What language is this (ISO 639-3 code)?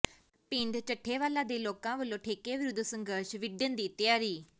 pan